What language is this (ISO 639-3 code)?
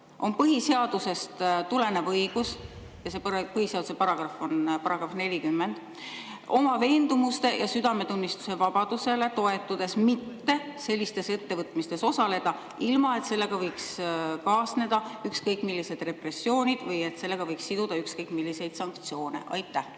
est